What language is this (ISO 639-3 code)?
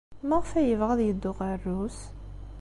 kab